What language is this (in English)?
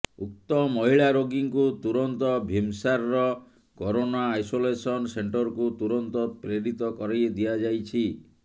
Odia